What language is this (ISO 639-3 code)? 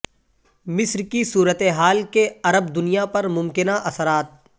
urd